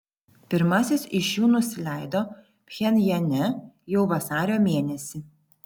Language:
Lithuanian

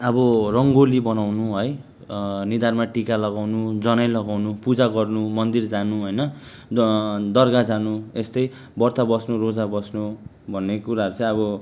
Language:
Nepali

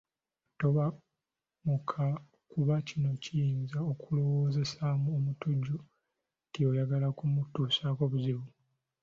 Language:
Ganda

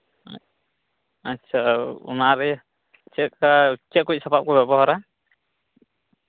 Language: Santali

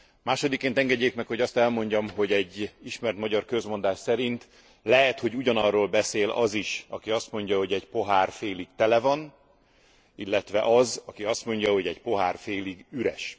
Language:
Hungarian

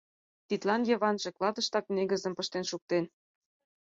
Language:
Mari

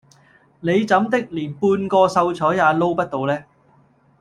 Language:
Cantonese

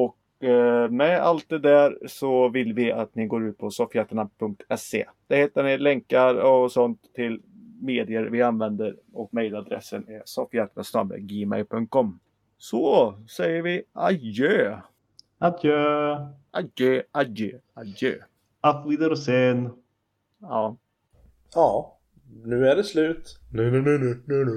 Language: Swedish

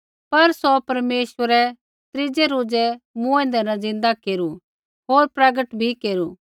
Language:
Kullu Pahari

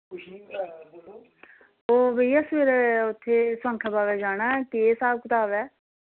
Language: Dogri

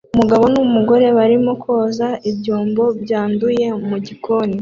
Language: Kinyarwanda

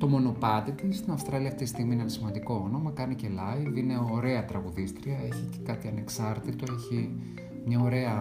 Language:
Greek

